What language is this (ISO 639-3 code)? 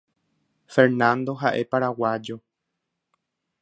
grn